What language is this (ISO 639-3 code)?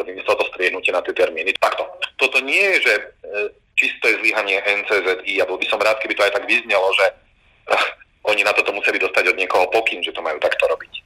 slk